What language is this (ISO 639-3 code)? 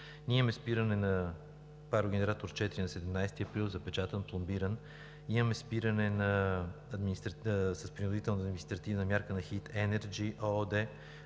bul